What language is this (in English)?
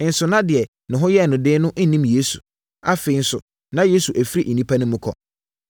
Akan